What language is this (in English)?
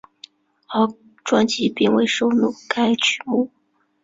Chinese